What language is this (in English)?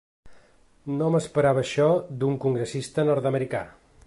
Catalan